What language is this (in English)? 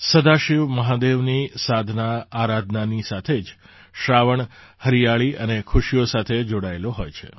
Gujarati